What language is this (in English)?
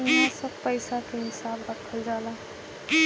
Bhojpuri